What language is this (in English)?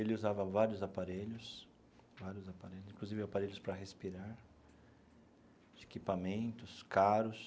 Portuguese